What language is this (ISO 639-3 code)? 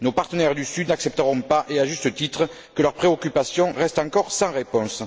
fra